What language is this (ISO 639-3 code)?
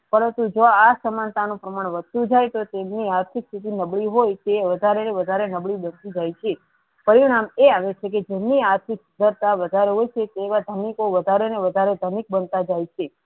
guj